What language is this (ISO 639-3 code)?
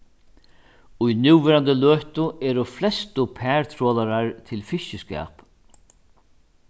fao